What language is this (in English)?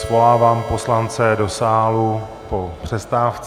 Czech